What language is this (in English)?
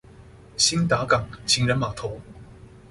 Chinese